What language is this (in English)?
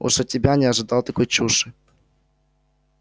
Russian